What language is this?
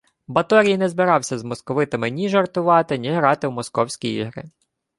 Ukrainian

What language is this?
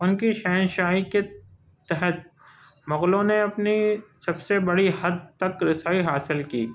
Urdu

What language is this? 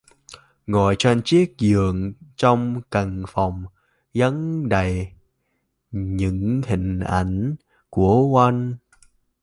Vietnamese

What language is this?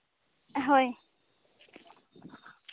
Santali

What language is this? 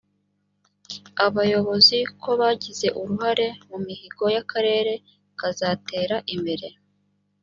Kinyarwanda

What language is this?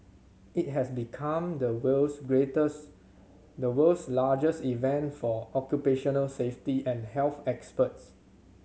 English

